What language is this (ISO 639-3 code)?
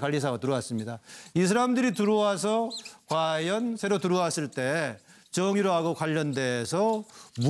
kor